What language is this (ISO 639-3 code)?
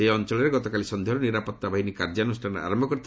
ori